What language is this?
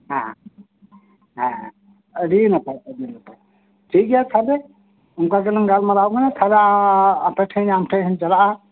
Santali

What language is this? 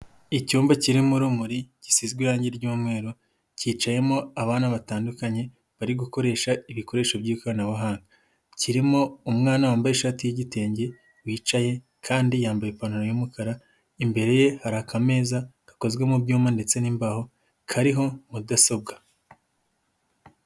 Kinyarwanda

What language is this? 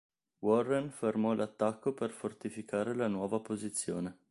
Italian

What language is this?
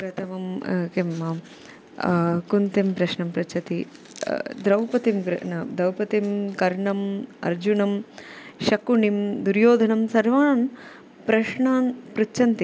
Sanskrit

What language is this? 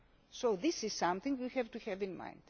English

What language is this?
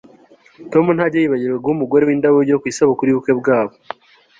Kinyarwanda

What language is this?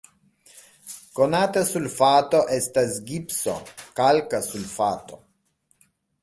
Esperanto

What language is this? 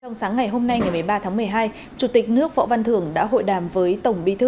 Vietnamese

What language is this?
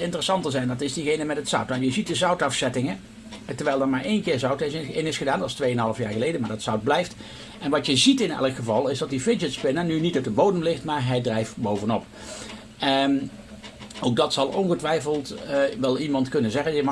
Dutch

